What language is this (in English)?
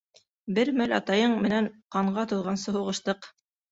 Bashkir